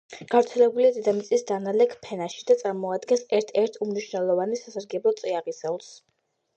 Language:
Georgian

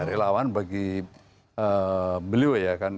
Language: Indonesian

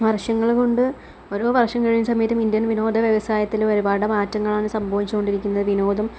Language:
Malayalam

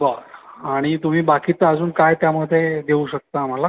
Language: Marathi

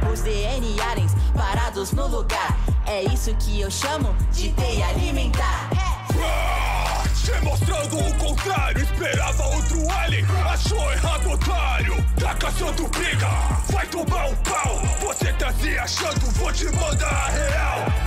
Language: Portuguese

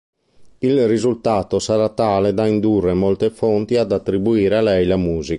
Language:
Italian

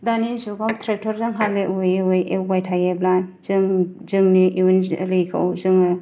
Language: Bodo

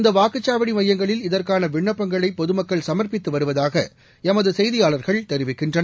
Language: Tamil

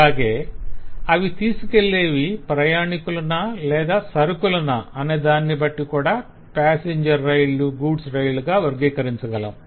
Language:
Telugu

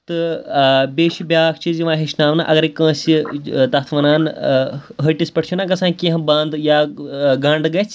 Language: Kashmiri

